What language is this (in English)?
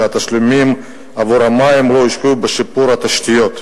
Hebrew